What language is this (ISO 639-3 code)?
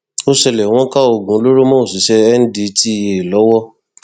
yor